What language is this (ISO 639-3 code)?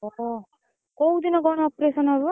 ori